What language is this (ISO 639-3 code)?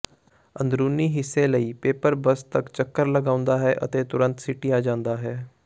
pan